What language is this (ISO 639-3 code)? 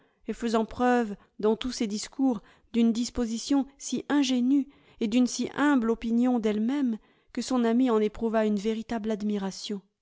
fra